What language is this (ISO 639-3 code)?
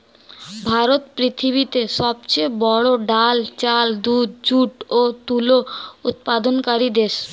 ben